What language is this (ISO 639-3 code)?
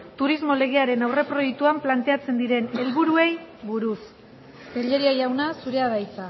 eus